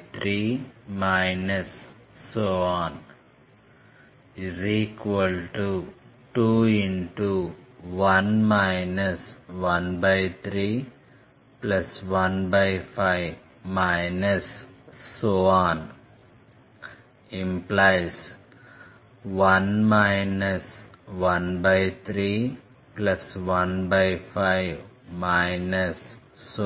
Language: Telugu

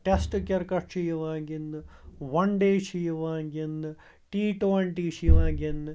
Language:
Kashmiri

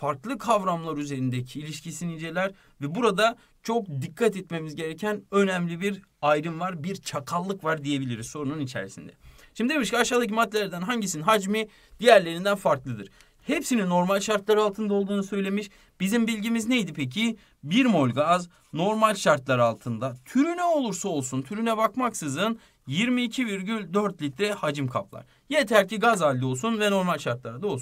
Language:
Turkish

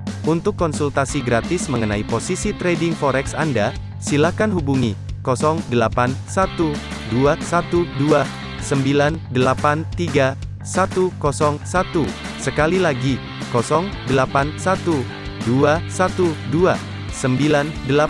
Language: Indonesian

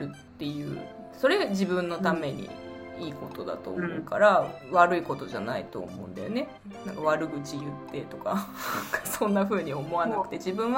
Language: Japanese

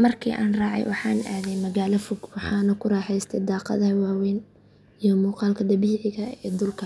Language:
Somali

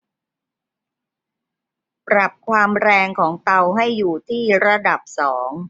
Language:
Thai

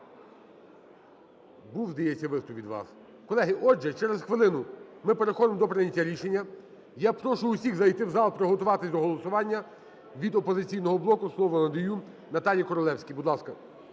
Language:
Ukrainian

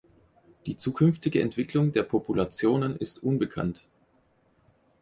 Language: German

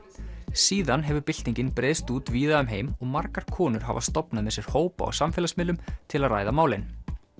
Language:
Icelandic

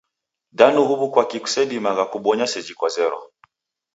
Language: Taita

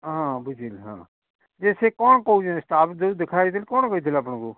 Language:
Odia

